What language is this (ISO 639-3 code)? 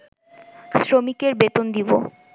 ben